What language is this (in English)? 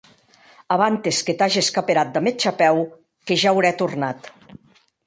Occitan